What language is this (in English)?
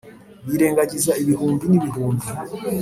Kinyarwanda